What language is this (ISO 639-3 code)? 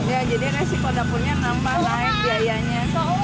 ind